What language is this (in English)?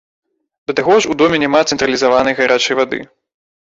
Belarusian